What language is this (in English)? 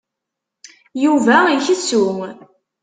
Kabyle